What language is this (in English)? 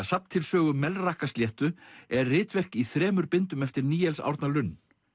Icelandic